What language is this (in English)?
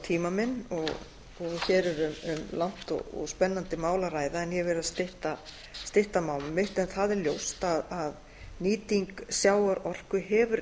Icelandic